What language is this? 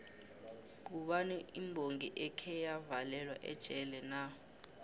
South Ndebele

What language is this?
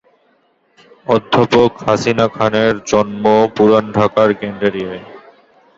Bangla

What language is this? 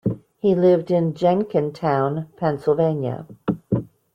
English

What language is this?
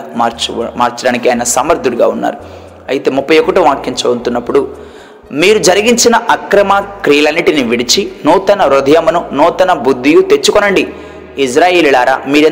Telugu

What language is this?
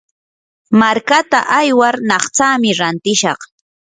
Yanahuanca Pasco Quechua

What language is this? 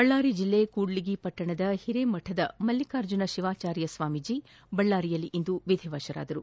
Kannada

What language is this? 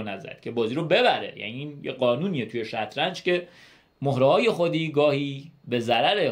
Persian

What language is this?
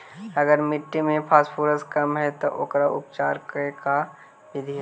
Magahi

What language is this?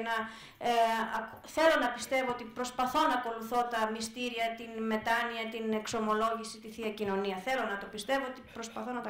Greek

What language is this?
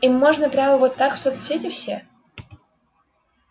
Russian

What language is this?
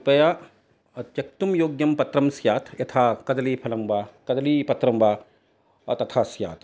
Sanskrit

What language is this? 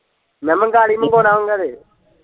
Punjabi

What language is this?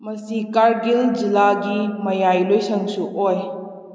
Manipuri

